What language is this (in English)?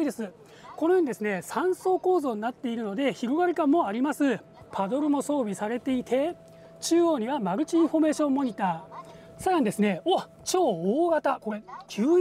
Japanese